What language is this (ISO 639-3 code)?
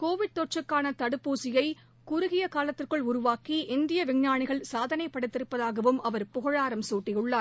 tam